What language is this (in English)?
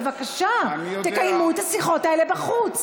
Hebrew